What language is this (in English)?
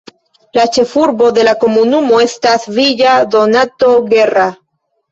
Esperanto